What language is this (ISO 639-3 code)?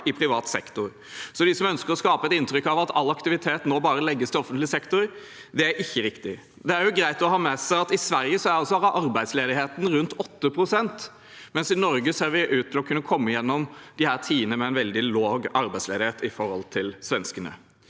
nor